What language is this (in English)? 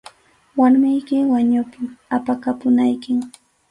Arequipa-La Unión Quechua